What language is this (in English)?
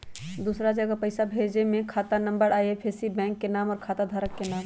Magahi